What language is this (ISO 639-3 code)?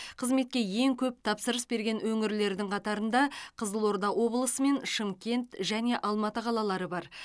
kaz